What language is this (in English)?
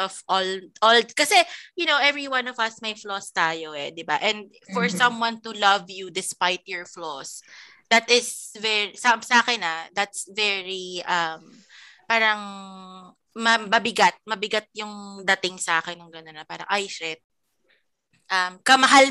Filipino